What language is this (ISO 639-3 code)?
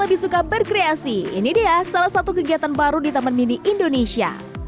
ind